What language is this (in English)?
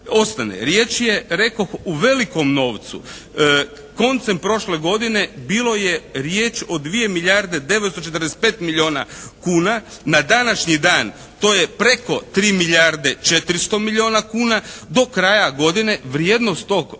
Croatian